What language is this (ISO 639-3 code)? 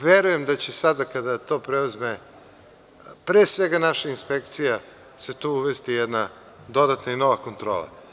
srp